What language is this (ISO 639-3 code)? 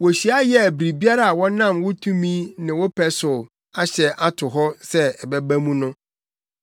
aka